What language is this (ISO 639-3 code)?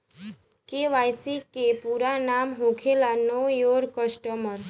bho